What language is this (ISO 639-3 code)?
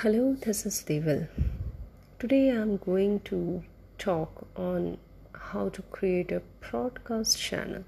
hin